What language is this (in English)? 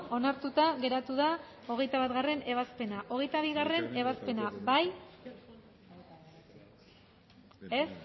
Basque